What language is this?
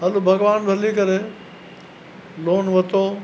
Sindhi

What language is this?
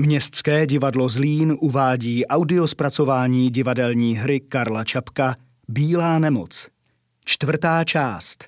Czech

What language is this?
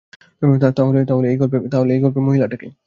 Bangla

